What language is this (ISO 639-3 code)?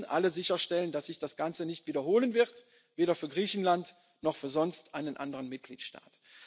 deu